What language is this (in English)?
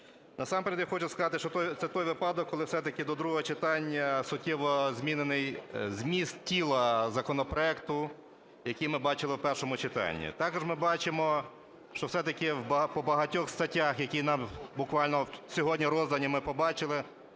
Ukrainian